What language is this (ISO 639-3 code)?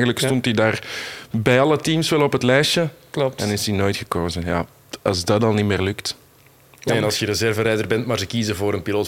nld